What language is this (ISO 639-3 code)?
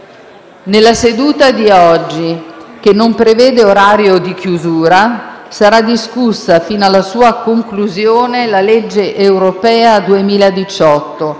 ita